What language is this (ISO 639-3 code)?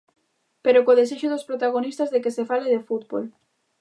glg